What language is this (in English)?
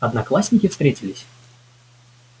Russian